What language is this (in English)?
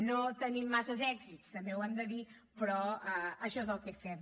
Catalan